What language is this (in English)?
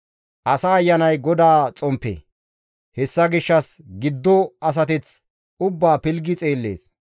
Gamo